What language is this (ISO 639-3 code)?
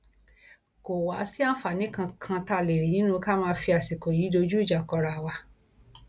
yor